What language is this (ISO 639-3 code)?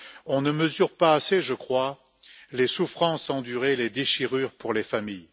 fra